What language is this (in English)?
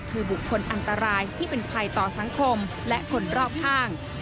Thai